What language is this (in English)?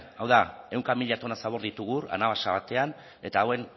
Basque